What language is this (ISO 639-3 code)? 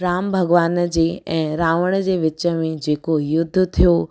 snd